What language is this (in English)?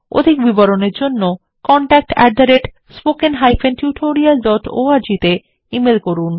Bangla